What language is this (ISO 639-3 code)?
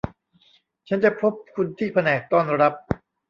tha